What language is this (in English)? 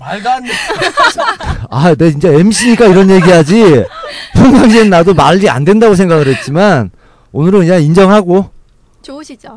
Korean